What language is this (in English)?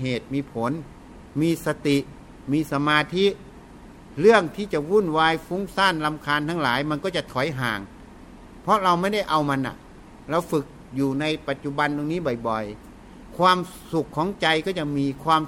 Thai